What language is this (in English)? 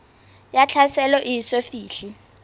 Southern Sotho